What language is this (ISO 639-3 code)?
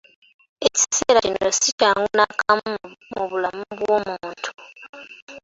lug